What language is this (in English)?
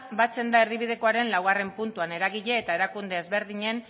Basque